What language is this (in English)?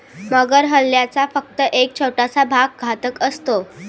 Marathi